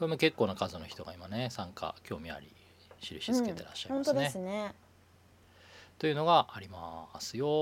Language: Japanese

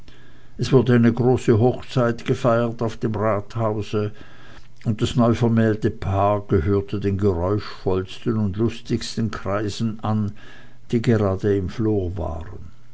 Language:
German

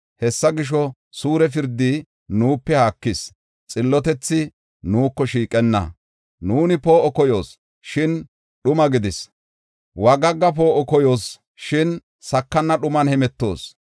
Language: Gofa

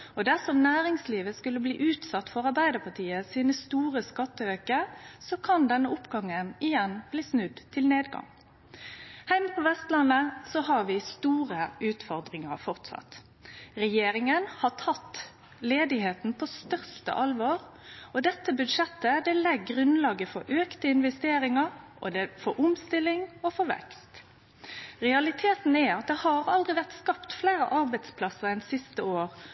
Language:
Norwegian Nynorsk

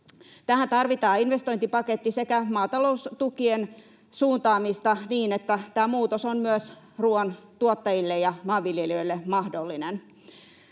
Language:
Finnish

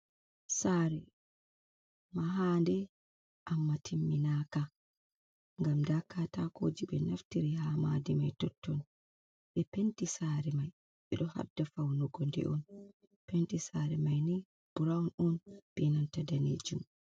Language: Fula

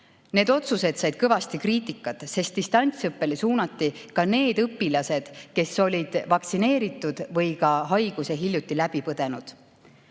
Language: Estonian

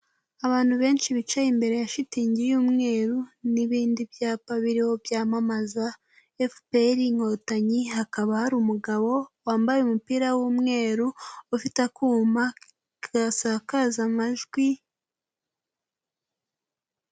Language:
Kinyarwanda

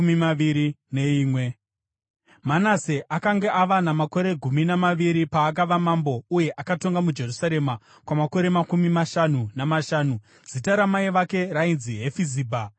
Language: Shona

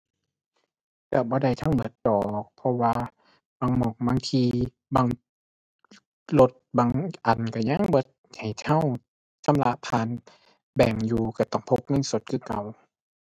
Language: Thai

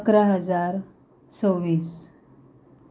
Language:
Konkani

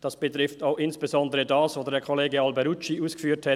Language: Swiss German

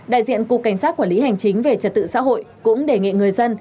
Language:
Vietnamese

